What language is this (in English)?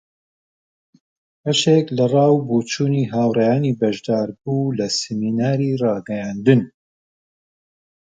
Central Kurdish